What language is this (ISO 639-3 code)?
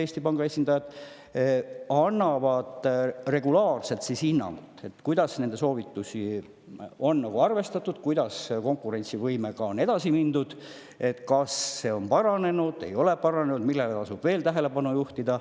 est